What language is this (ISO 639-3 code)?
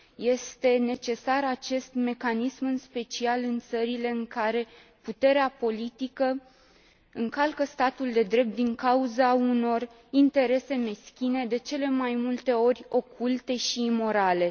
ron